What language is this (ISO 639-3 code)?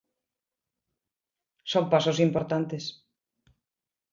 glg